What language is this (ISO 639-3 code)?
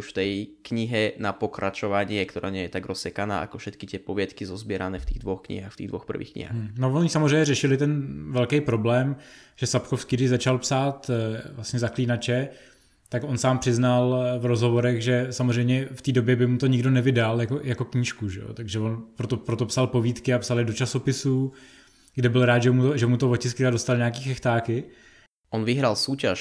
ces